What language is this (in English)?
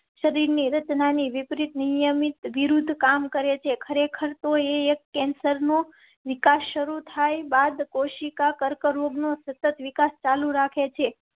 Gujarati